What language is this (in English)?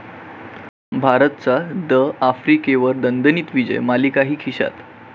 Marathi